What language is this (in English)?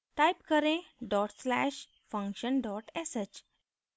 Hindi